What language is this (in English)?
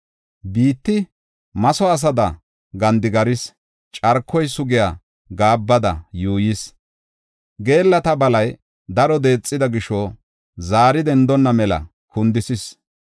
Gofa